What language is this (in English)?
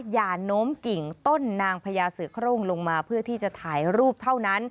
Thai